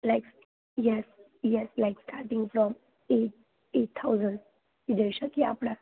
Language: Gujarati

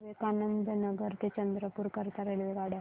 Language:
Marathi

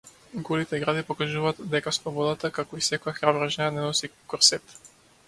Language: Macedonian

